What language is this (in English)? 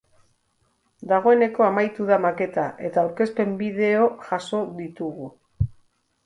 Basque